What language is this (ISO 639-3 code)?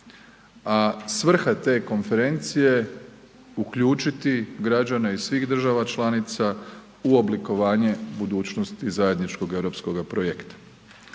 hrv